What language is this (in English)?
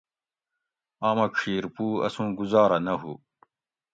Gawri